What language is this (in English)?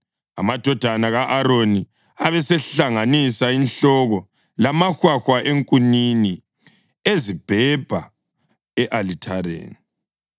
North Ndebele